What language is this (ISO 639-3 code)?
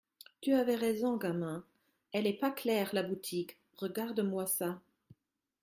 fra